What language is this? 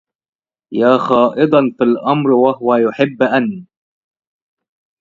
Arabic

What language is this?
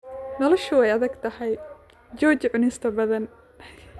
Somali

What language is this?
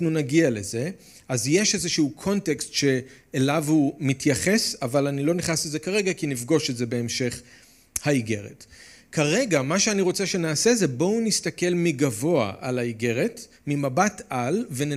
Hebrew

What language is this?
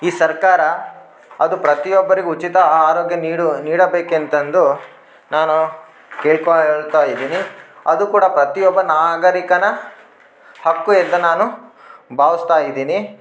Kannada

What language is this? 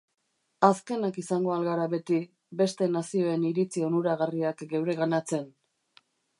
Basque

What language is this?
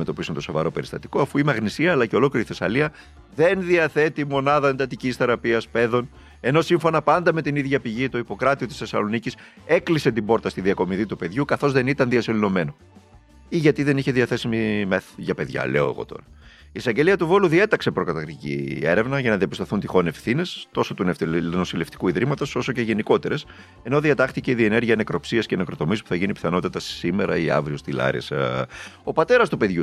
Greek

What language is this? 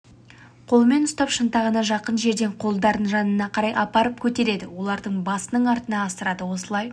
Kazakh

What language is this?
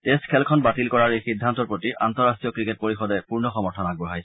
Assamese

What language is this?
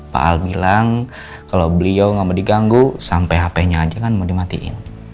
Indonesian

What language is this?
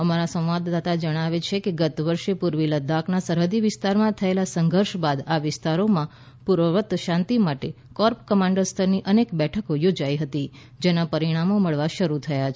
Gujarati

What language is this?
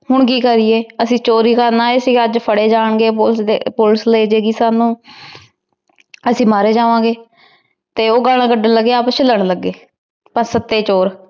Punjabi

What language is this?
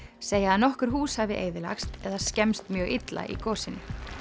Icelandic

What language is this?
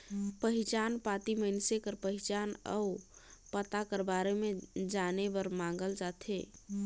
Chhattisgarhi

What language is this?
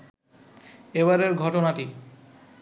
Bangla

